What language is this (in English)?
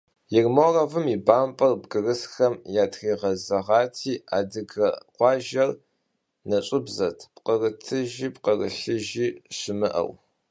Kabardian